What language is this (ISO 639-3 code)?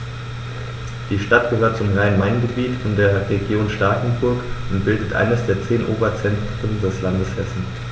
deu